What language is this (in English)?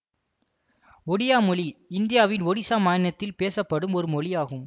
Tamil